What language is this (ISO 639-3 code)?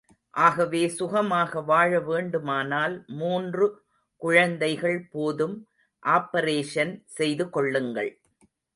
tam